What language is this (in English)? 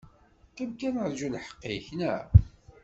Kabyle